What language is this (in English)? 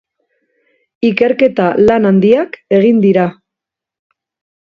Basque